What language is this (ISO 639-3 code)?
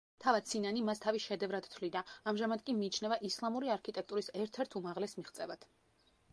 kat